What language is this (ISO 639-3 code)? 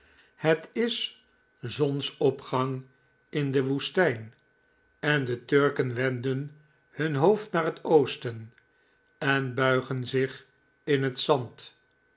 nld